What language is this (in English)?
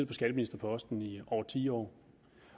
Danish